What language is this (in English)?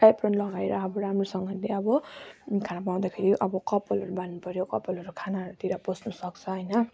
Nepali